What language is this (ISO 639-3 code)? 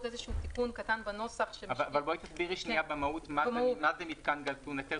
heb